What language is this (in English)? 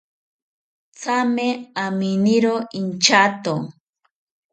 South Ucayali Ashéninka